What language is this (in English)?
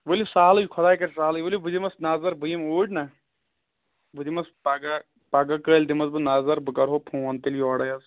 Kashmiri